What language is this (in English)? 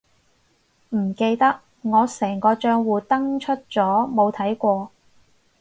Cantonese